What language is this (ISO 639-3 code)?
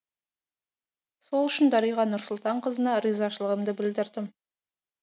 kaz